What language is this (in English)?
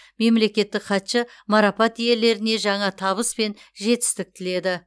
Kazakh